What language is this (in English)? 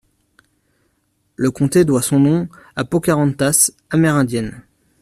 French